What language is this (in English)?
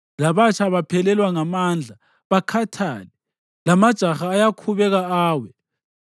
North Ndebele